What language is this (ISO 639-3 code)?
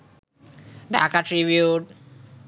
ben